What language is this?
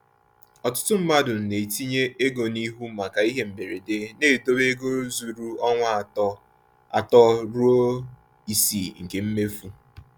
Igbo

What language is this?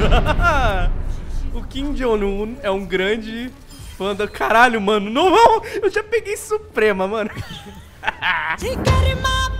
Portuguese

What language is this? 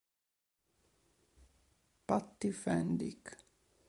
Italian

